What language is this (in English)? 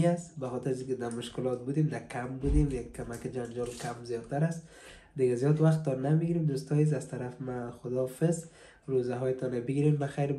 Persian